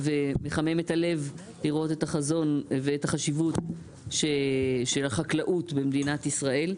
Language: Hebrew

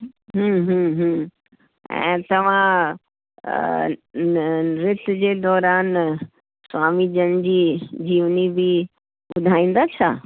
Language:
Sindhi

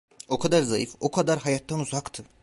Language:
Turkish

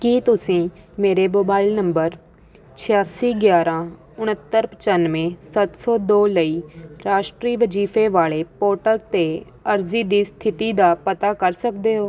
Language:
Punjabi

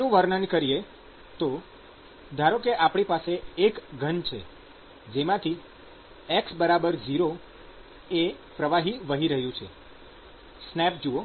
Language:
Gujarati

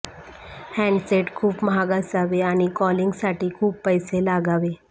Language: Marathi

